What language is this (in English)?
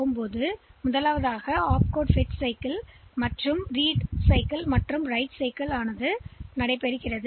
Tamil